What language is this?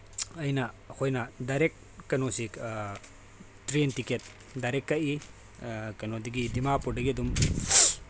Manipuri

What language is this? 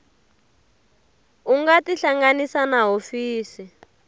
Tsonga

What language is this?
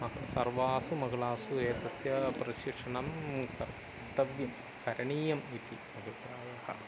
Sanskrit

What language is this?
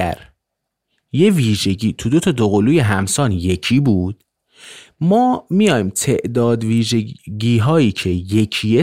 Persian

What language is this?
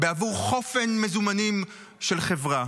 Hebrew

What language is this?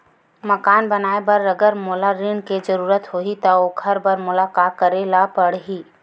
Chhattisgarhi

